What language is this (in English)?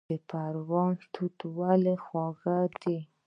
Pashto